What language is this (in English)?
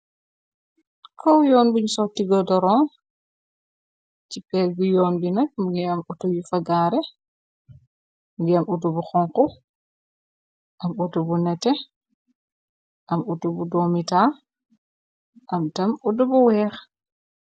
Wolof